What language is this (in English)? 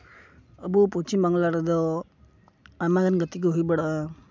Santali